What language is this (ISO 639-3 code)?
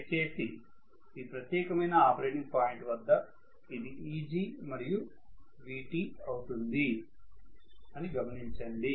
tel